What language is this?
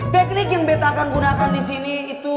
Indonesian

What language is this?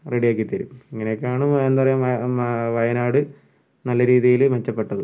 Malayalam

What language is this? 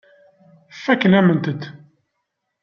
Kabyle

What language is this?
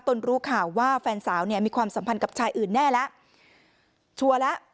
Thai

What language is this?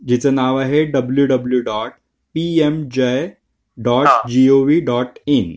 Marathi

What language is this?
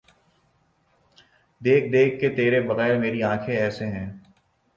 Urdu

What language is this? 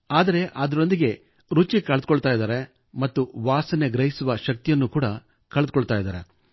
Kannada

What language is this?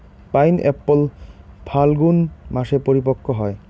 Bangla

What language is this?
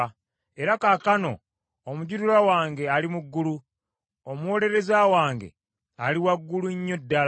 Ganda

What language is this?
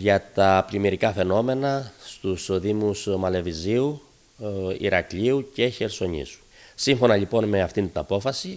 Greek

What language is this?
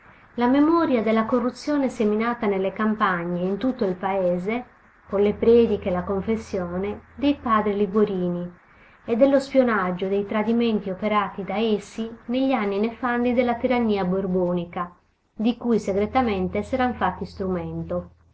Italian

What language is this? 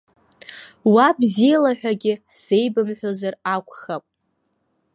Abkhazian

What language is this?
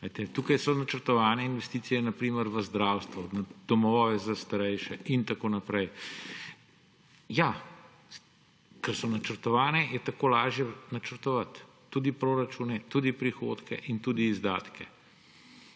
Slovenian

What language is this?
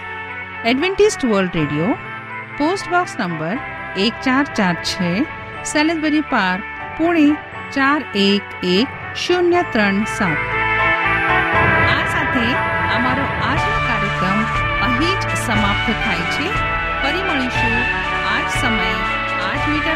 Hindi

